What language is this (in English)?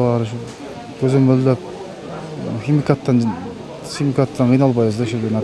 Turkish